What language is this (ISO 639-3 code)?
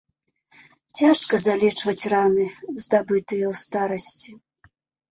bel